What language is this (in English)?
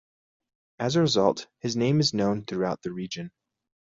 English